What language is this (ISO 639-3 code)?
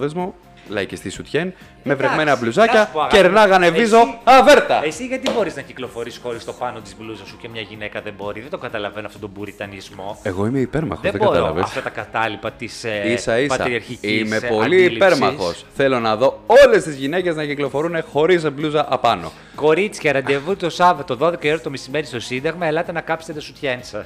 ell